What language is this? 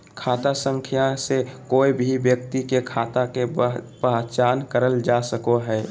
Magahi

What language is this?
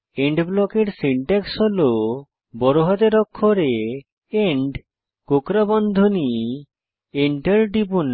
Bangla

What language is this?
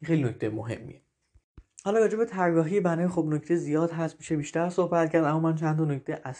Persian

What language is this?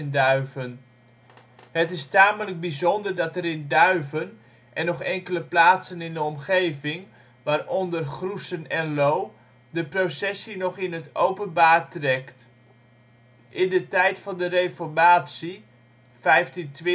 Dutch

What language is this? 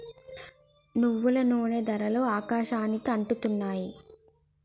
Telugu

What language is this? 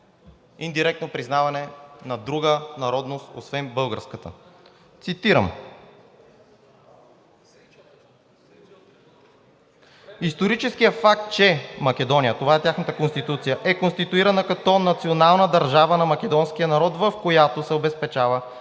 Bulgarian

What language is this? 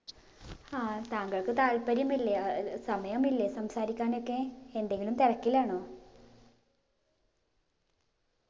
Malayalam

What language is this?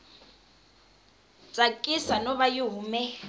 Tsonga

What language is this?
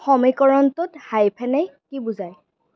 Assamese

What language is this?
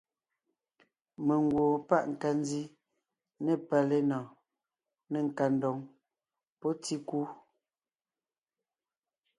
Ngiemboon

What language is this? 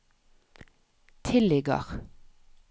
Norwegian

